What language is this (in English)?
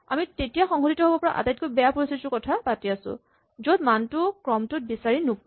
Assamese